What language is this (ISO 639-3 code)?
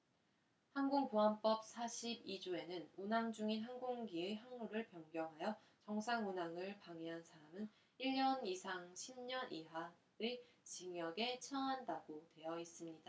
kor